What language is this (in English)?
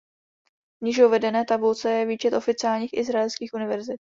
Czech